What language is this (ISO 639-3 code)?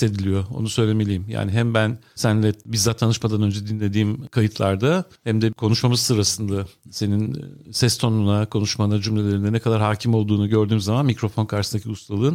tur